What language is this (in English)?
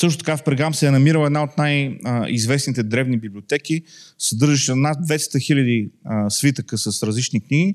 Bulgarian